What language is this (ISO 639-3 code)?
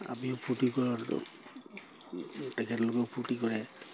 asm